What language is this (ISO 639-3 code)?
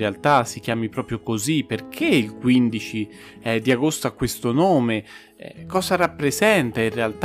ita